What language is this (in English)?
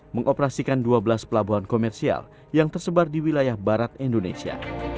Indonesian